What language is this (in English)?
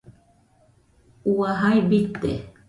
Nüpode Huitoto